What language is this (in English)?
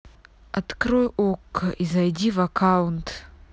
Russian